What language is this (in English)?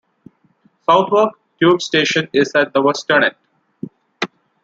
English